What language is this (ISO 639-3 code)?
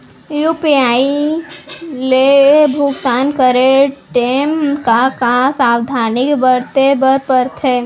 hne